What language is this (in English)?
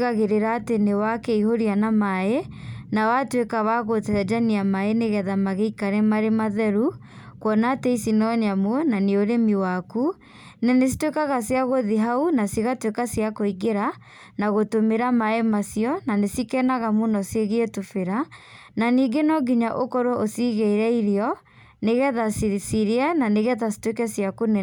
Kikuyu